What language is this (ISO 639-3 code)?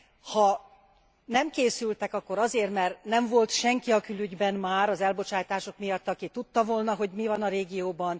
hun